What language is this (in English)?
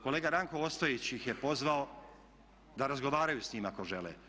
Croatian